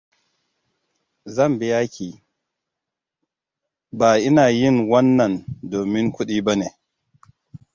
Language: Hausa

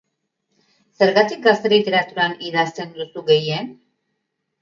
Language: Basque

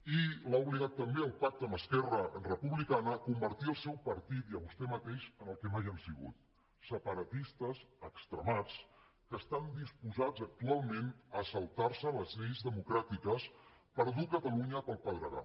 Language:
Catalan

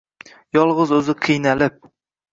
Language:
Uzbek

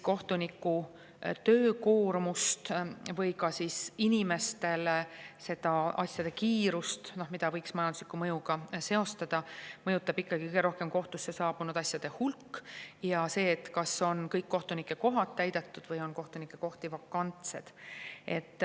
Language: Estonian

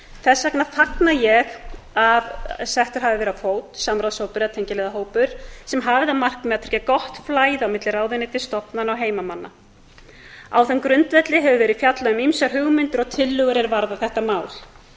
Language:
Icelandic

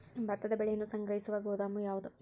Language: Kannada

